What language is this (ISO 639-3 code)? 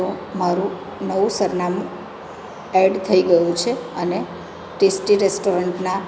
guj